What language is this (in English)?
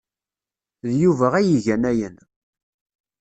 Kabyle